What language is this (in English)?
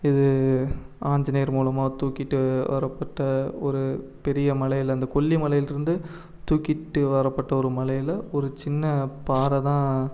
Tamil